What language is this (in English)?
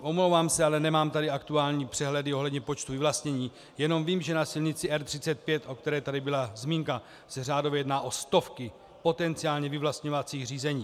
Czech